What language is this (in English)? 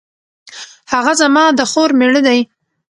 Pashto